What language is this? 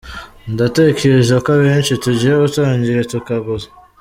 Kinyarwanda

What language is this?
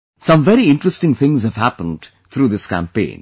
English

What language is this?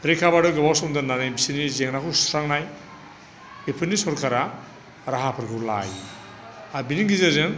Bodo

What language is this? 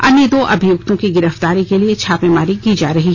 Hindi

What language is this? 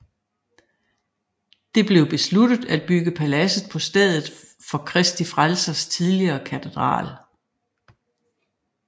Danish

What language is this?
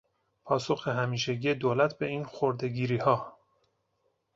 Persian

